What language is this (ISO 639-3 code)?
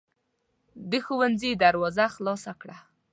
pus